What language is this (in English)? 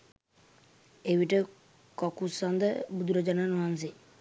Sinhala